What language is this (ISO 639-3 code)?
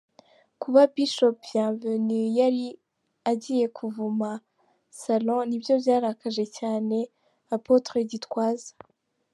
kin